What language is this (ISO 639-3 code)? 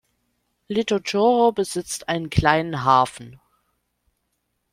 deu